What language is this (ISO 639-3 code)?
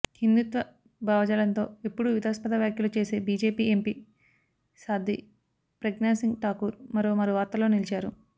tel